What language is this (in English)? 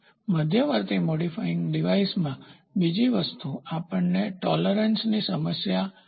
Gujarati